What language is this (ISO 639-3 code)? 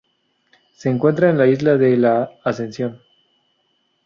spa